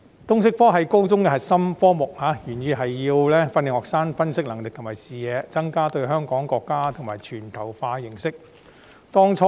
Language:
Cantonese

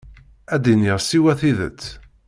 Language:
Kabyle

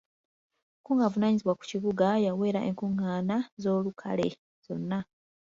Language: Ganda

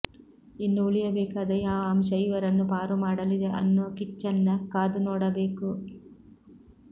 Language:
Kannada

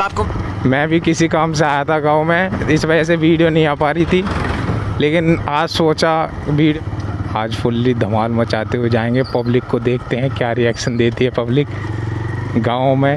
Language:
Hindi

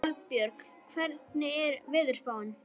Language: Icelandic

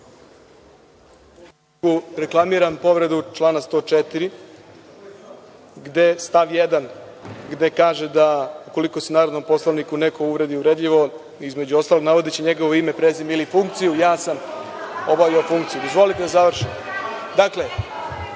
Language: Serbian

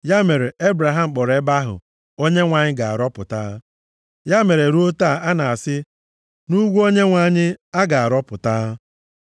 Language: Igbo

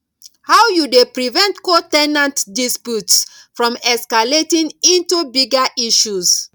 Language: Nigerian Pidgin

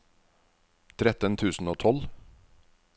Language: Norwegian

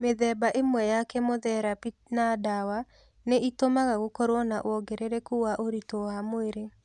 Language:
Kikuyu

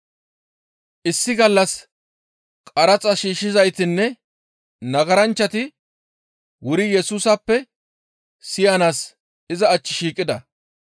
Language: Gamo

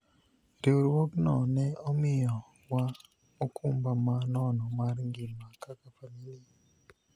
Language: Luo (Kenya and Tanzania)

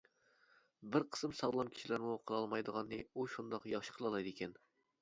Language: Uyghur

